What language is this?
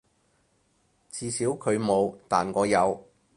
Cantonese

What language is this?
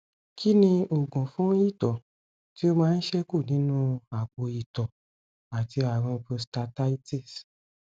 Yoruba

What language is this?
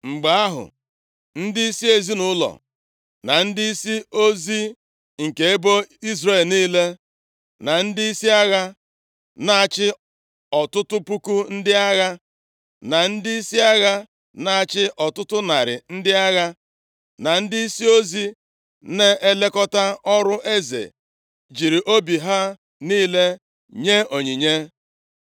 Igbo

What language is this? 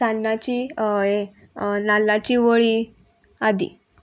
Konkani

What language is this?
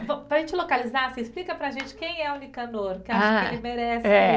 Portuguese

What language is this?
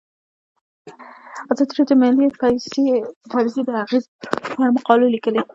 Pashto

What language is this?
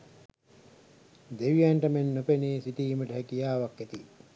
Sinhala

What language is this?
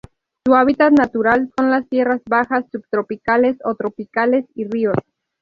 Spanish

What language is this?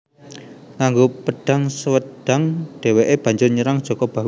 Javanese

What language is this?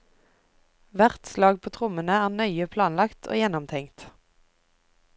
Norwegian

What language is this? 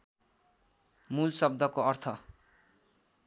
Nepali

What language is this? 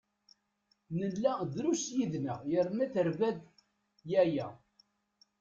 Kabyle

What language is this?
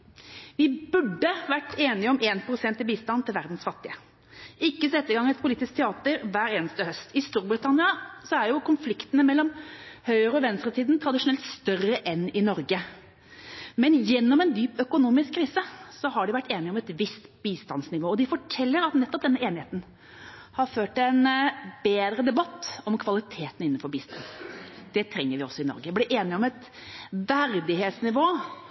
Norwegian Bokmål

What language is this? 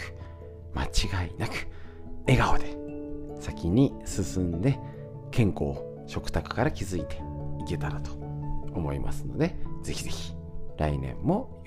Japanese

